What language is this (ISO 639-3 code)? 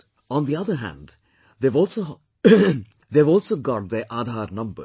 eng